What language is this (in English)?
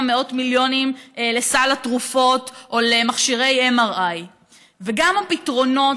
Hebrew